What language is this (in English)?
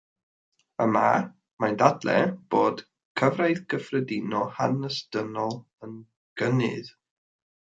Welsh